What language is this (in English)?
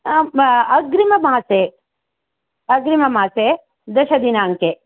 Sanskrit